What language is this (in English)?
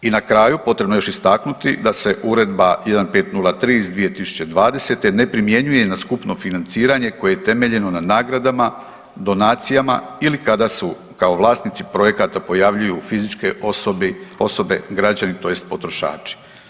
Croatian